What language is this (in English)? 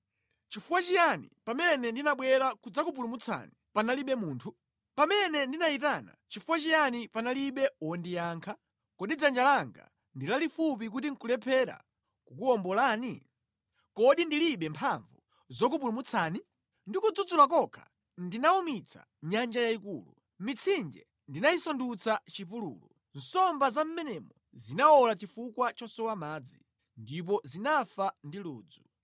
Nyanja